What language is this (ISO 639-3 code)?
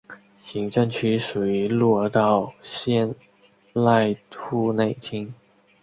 zho